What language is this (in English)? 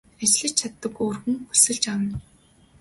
Mongolian